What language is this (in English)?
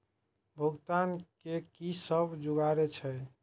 Maithili